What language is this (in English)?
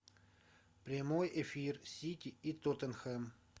Russian